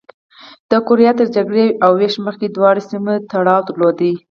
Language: Pashto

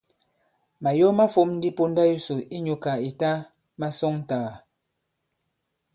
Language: Bankon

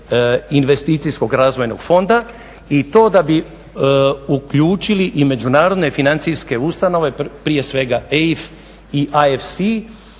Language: Croatian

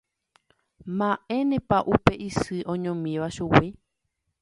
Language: Guarani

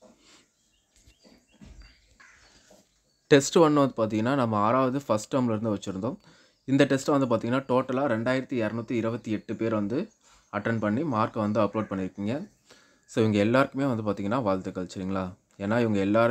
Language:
Tamil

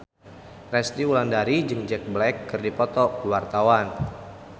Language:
Sundanese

